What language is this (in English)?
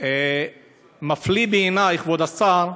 Hebrew